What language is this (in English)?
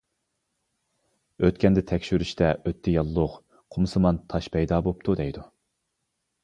Uyghur